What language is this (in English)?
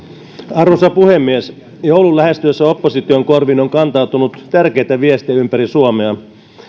Finnish